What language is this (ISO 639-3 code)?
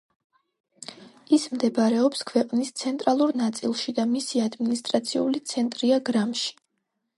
kat